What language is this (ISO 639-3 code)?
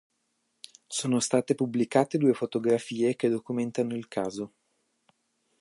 ita